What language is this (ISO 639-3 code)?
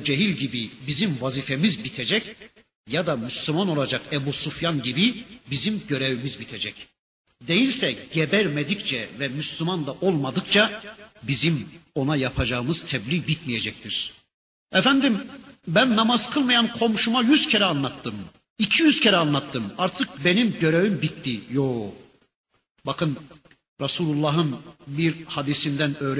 tur